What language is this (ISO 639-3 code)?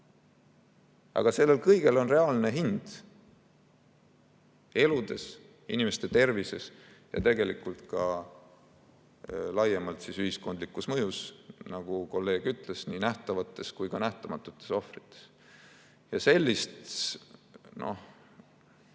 est